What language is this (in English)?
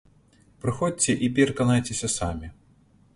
Belarusian